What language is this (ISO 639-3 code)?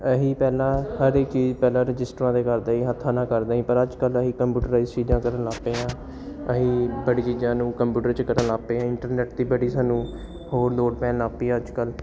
pan